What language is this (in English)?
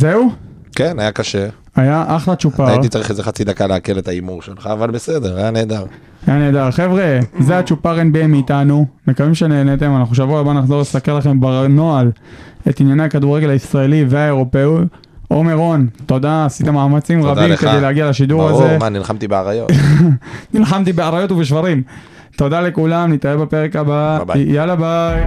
Hebrew